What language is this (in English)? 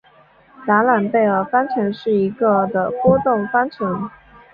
Chinese